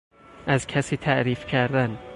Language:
Persian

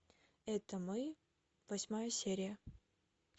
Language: Russian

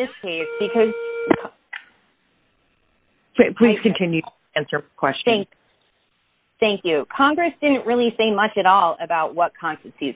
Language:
English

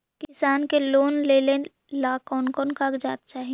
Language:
Magahi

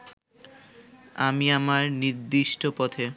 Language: Bangla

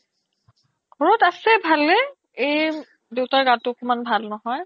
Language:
Assamese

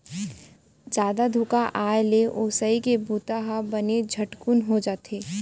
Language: Chhattisgarhi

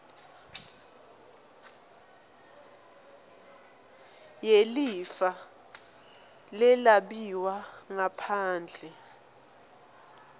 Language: Swati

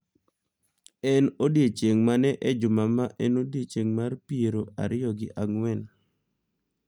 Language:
Luo (Kenya and Tanzania)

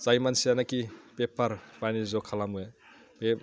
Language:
Bodo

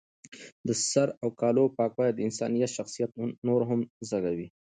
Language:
Pashto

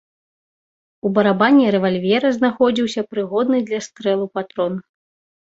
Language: Belarusian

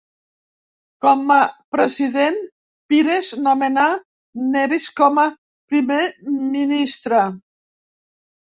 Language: Catalan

